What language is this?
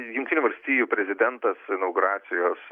Lithuanian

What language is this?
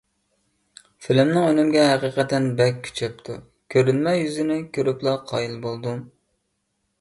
Uyghur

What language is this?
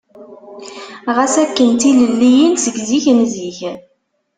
Kabyle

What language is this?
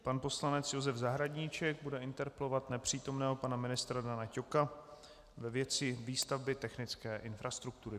Czech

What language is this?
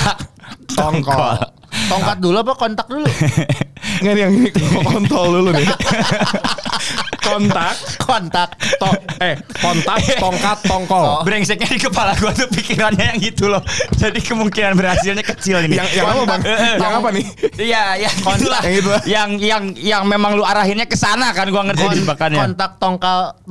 Indonesian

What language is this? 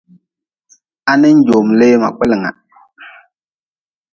Nawdm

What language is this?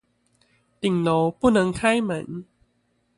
Chinese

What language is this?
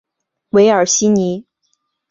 Chinese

